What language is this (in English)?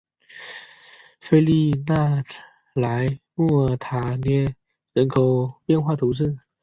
Chinese